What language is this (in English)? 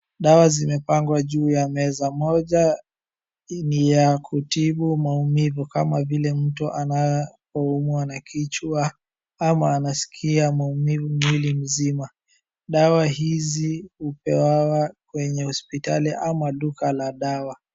Swahili